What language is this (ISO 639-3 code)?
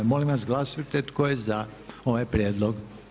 hrv